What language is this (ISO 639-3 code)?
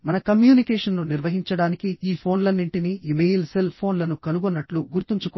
tel